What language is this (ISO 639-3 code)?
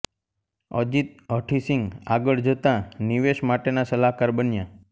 guj